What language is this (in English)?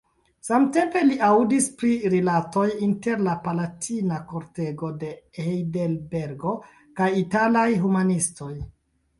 Esperanto